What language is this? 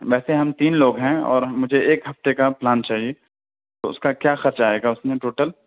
Urdu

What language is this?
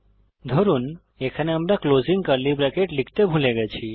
Bangla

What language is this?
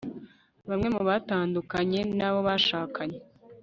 Kinyarwanda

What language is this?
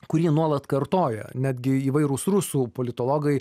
Lithuanian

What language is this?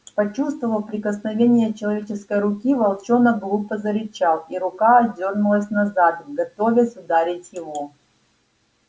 Russian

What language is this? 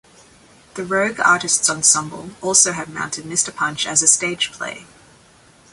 English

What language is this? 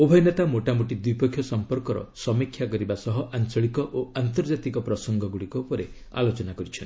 Odia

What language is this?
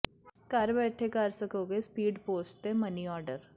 Punjabi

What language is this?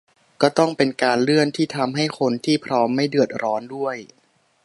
Thai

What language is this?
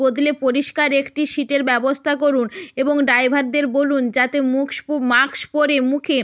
Bangla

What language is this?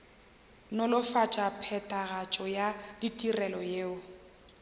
Northern Sotho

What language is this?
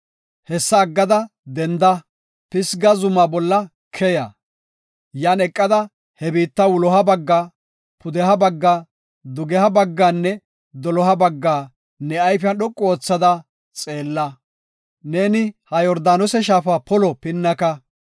Gofa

